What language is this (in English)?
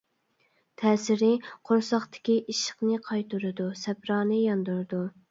Uyghur